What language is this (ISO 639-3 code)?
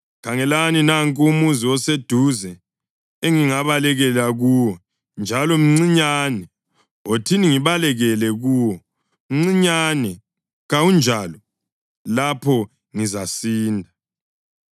nde